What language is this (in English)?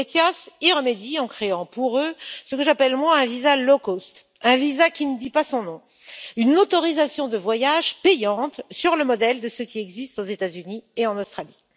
French